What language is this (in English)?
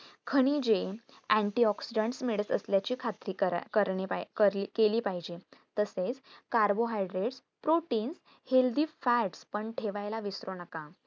Marathi